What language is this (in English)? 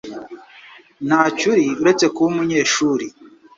Kinyarwanda